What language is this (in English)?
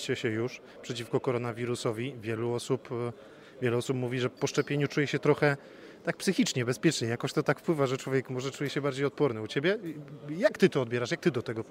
Polish